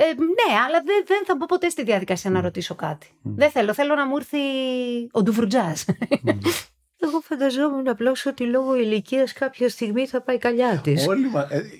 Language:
Greek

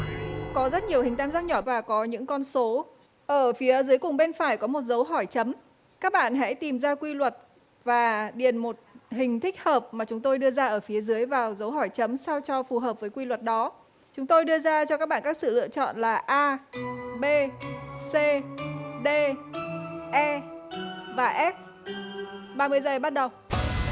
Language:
Vietnamese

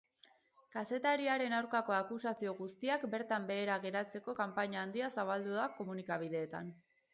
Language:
Basque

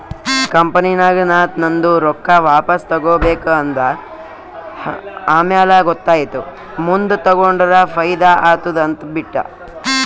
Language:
Kannada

